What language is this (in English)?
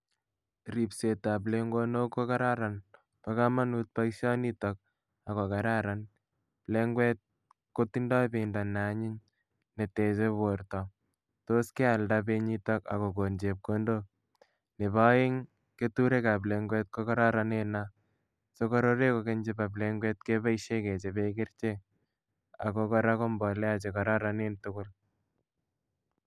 Kalenjin